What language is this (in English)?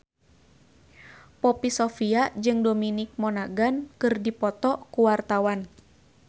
Sundanese